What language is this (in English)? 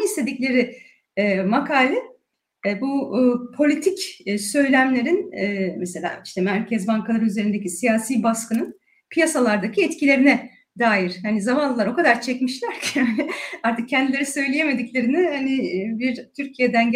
Turkish